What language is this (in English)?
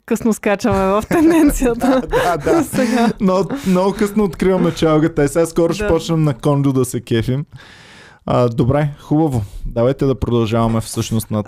Bulgarian